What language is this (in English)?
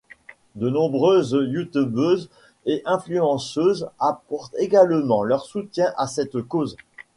French